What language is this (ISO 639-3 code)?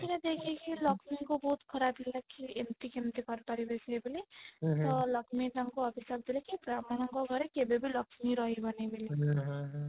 ori